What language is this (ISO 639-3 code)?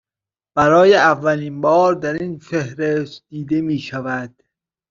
fas